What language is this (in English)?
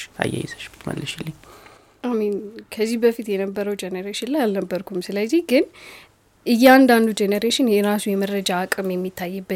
Amharic